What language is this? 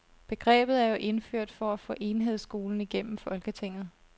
Danish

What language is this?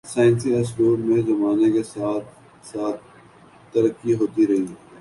Urdu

